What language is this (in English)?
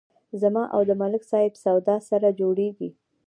Pashto